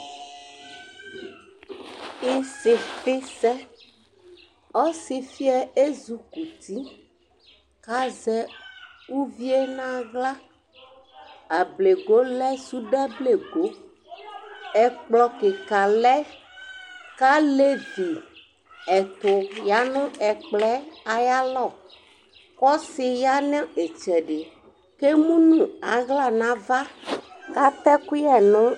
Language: Ikposo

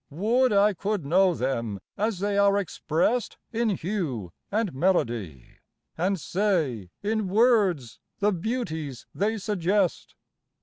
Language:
English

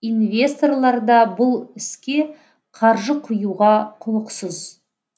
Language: Kazakh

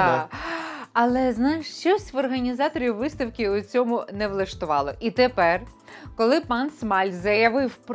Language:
Ukrainian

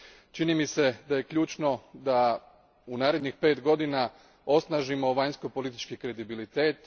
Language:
Croatian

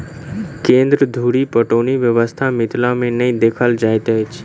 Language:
Maithili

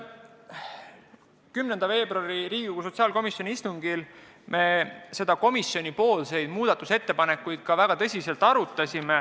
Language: Estonian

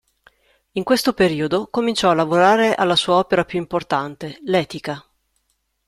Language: Italian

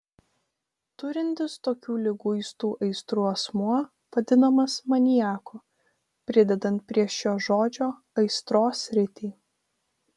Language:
Lithuanian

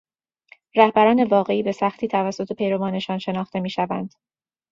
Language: Persian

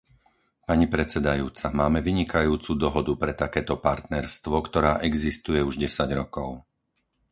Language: Slovak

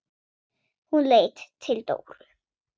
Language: Icelandic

